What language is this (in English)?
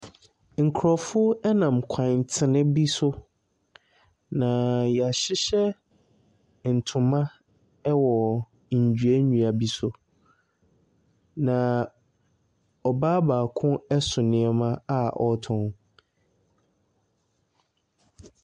Akan